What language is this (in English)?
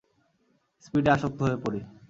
Bangla